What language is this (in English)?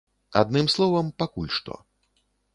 Belarusian